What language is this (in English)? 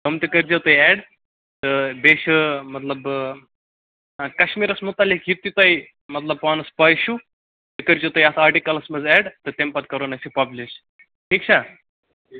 Kashmiri